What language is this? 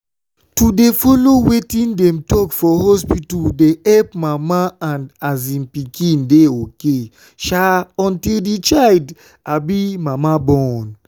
Nigerian Pidgin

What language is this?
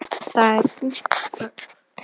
Icelandic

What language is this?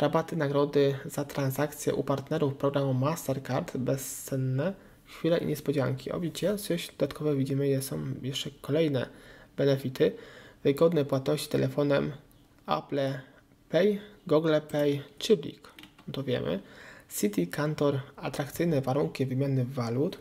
Polish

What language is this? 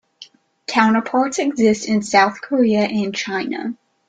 English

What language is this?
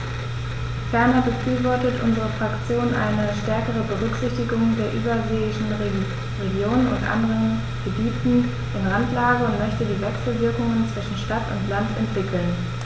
German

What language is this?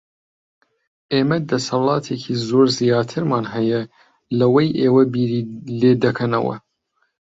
Central Kurdish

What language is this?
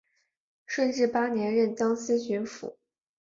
Chinese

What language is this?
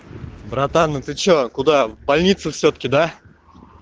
Russian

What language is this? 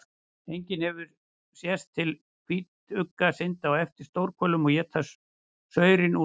Icelandic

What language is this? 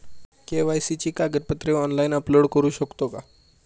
Marathi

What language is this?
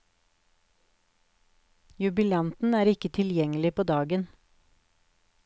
Norwegian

